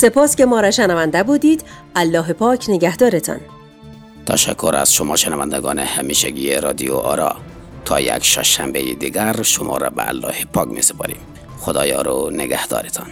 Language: Persian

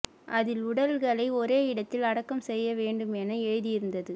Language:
Tamil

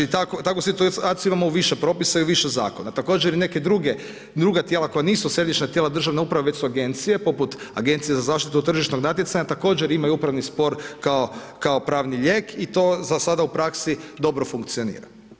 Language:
Croatian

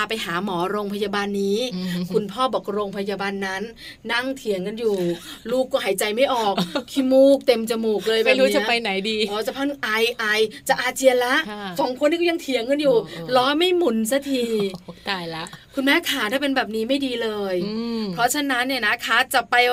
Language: Thai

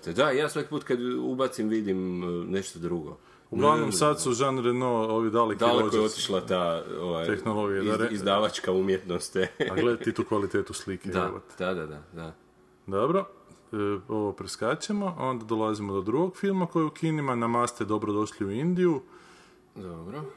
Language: Croatian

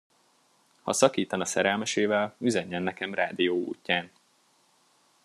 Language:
Hungarian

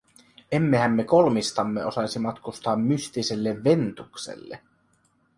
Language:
Finnish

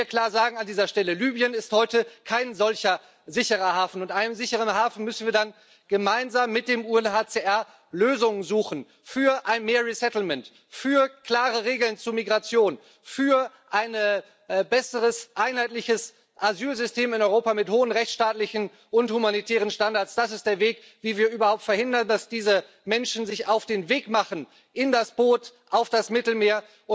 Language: German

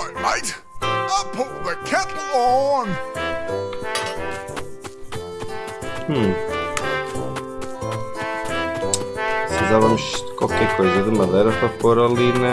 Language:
Portuguese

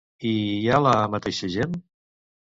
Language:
Catalan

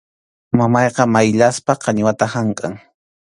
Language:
Arequipa-La Unión Quechua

